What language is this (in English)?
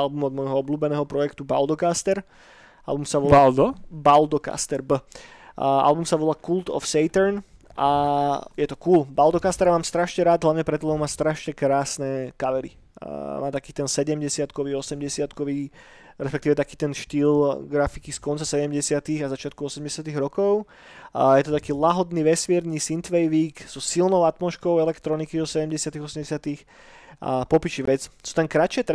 Slovak